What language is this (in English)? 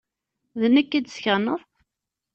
Kabyle